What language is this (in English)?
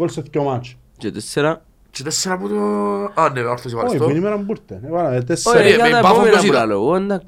Greek